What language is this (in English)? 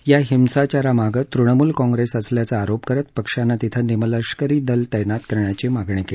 Marathi